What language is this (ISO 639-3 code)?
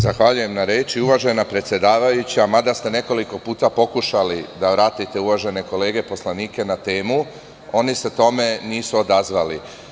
srp